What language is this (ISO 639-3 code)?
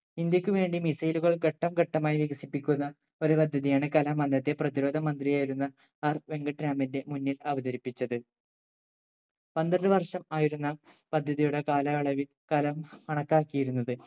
mal